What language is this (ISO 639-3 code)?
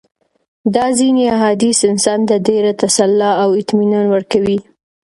pus